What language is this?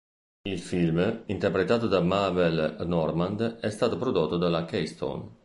Italian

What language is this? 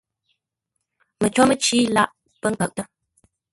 Ngombale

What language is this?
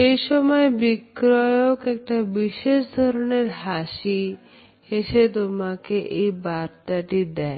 Bangla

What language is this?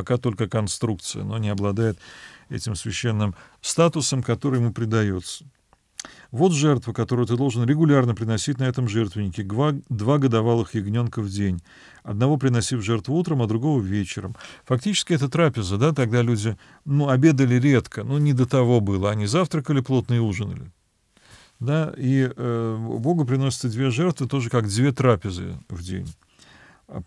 Russian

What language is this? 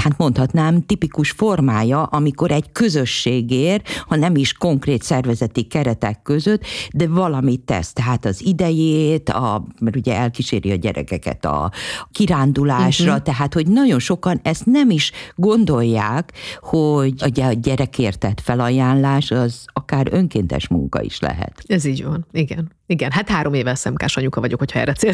Hungarian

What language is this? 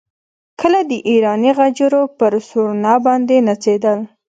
Pashto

